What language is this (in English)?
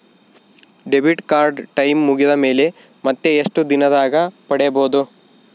Kannada